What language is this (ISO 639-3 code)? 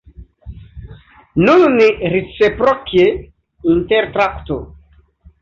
epo